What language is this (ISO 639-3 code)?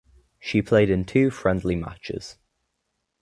eng